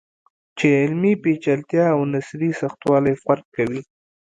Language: Pashto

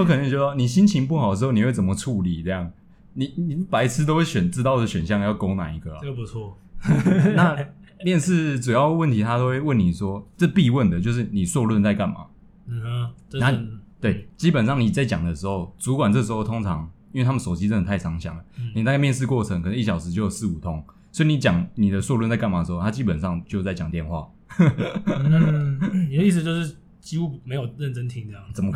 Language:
Chinese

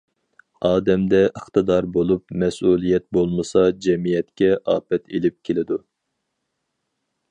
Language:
Uyghur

